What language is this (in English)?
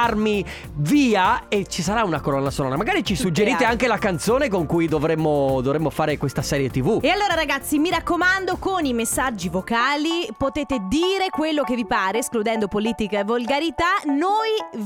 Italian